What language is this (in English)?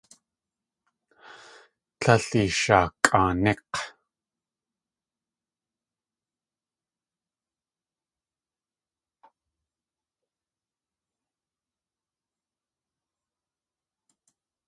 Tlingit